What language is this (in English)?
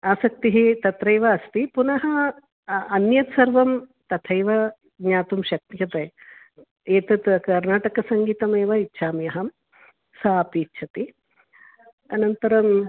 Sanskrit